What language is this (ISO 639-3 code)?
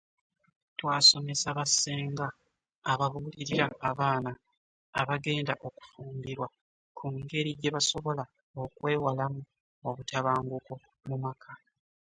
lug